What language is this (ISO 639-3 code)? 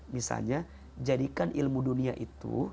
ind